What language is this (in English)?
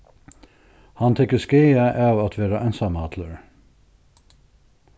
Faroese